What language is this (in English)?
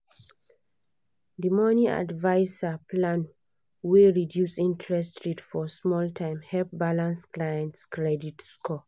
Nigerian Pidgin